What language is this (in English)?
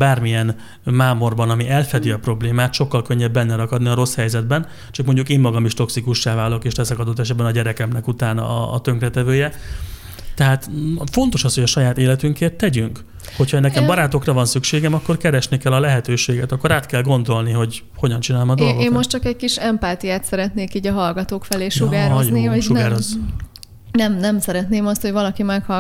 Hungarian